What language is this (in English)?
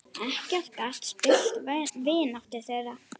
Icelandic